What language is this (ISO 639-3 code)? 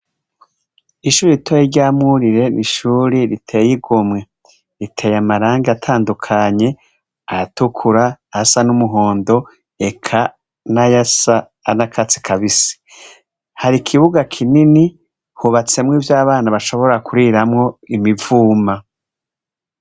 run